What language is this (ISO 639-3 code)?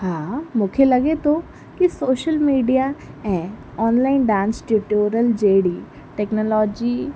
snd